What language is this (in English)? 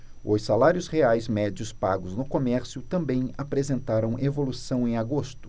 Portuguese